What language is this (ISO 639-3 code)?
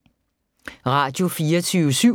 dan